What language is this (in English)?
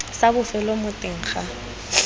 Tswana